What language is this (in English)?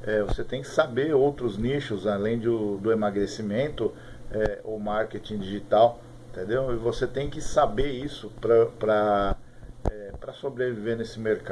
Portuguese